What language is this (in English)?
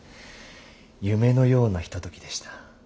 Japanese